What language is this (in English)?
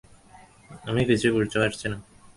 Bangla